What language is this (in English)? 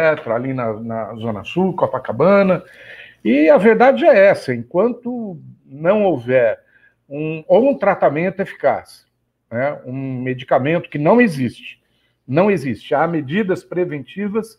Portuguese